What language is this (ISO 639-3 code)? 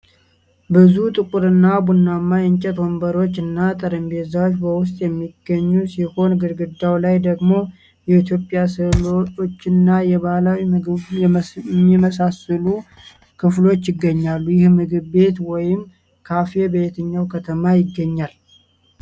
amh